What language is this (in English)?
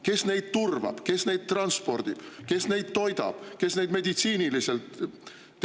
Estonian